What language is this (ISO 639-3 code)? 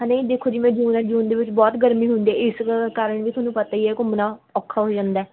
pan